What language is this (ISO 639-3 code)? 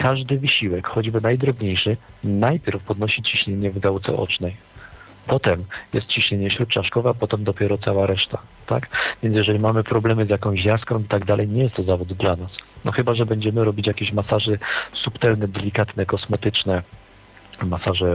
pol